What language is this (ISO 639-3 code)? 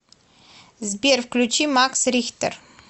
rus